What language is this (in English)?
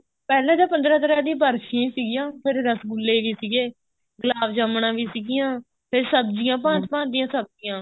Punjabi